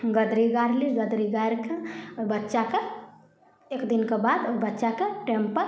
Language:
Maithili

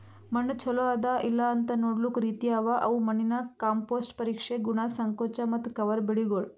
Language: Kannada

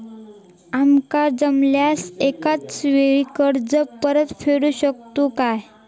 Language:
Marathi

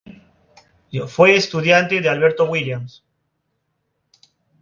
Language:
Spanish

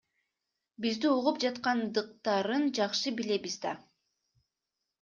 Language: Kyrgyz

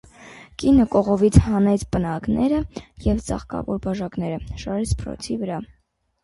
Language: Armenian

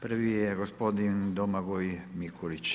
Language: Croatian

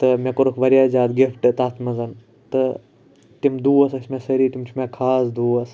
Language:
Kashmiri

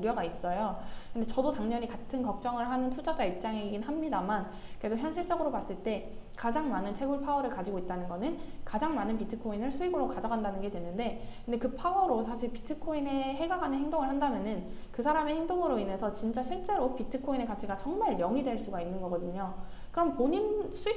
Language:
Korean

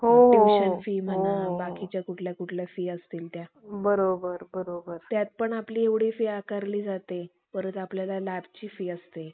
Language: Marathi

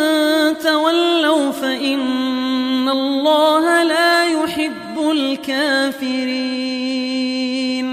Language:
Arabic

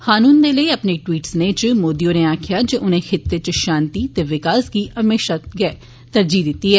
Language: Dogri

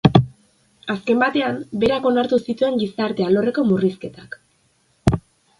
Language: Basque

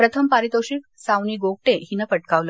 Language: Marathi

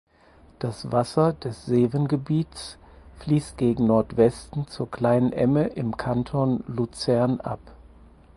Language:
German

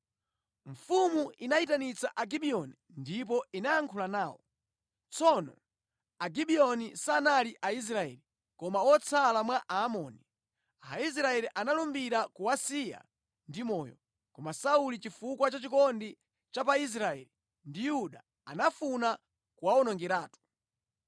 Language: Nyanja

